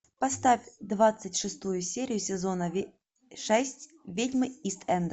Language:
Russian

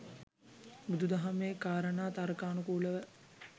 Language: Sinhala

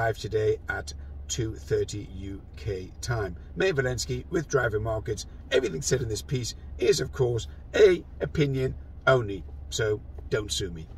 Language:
English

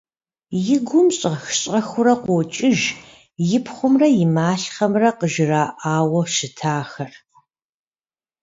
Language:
Kabardian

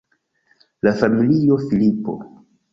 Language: Esperanto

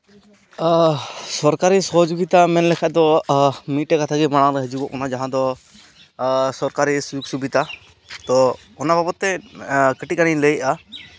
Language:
Santali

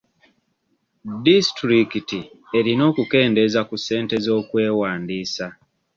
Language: Ganda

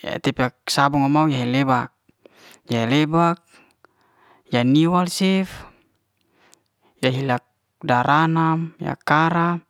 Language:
Liana-Seti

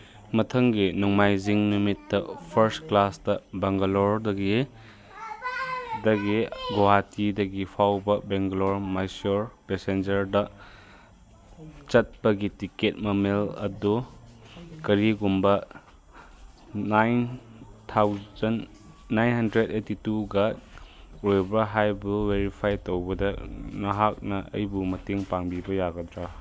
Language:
Manipuri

